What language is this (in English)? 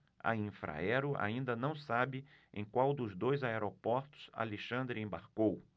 Portuguese